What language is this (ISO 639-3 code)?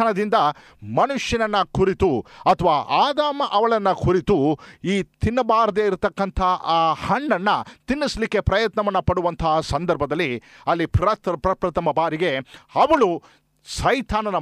kan